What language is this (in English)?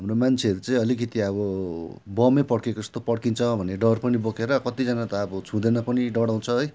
Nepali